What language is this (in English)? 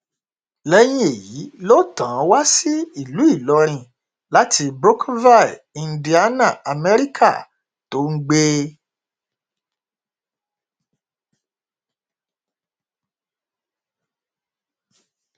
Yoruba